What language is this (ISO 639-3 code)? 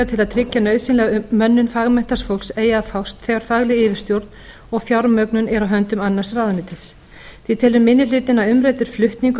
isl